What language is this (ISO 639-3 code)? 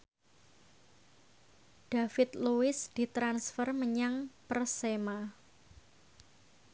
jav